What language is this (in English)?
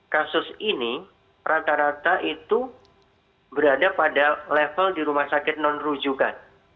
Indonesian